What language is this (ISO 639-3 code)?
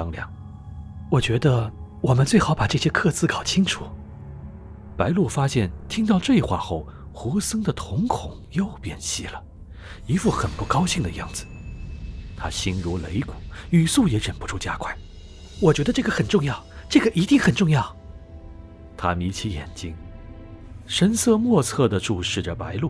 zho